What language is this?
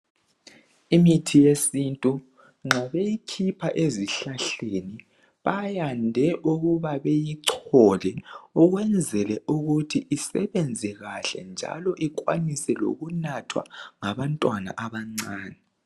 North Ndebele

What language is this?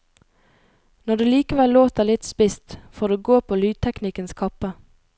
Norwegian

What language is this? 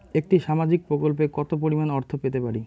Bangla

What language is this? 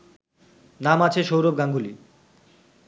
Bangla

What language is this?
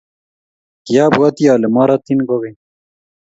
Kalenjin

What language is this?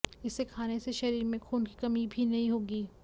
Hindi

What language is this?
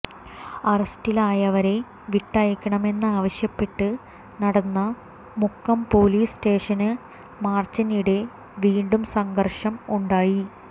Malayalam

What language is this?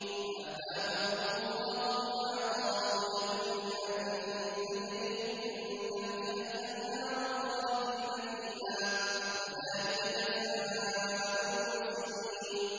Arabic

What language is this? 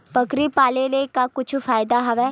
Chhattisgarhi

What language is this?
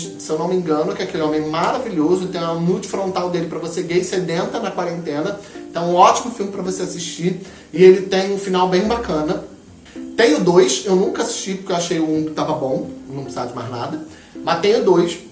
Portuguese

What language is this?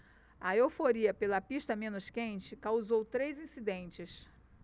Portuguese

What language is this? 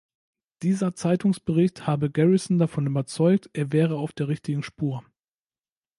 German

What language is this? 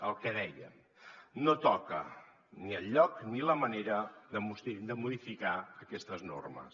Catalan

